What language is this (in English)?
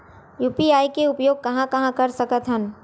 Chhattisgarhi